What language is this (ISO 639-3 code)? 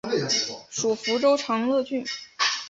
zho